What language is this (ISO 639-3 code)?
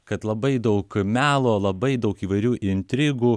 lit